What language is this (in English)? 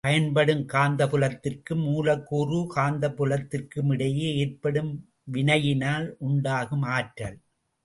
Tamil